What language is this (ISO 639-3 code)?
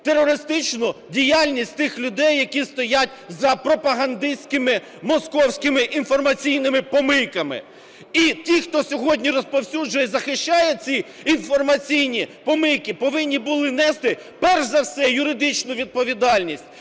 ukr